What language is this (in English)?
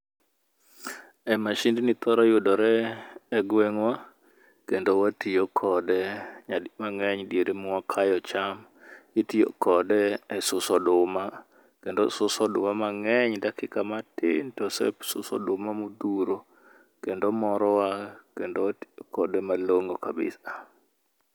Luo (Kenya and Tanzania)